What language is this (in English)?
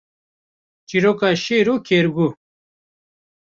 Kurdish